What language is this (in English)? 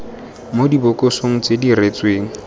Tswana